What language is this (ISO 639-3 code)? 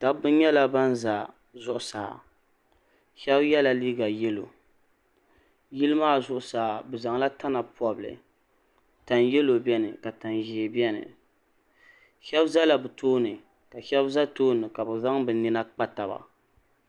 dag